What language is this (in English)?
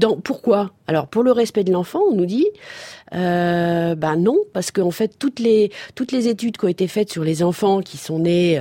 French